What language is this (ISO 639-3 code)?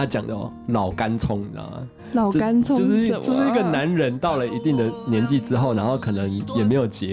zho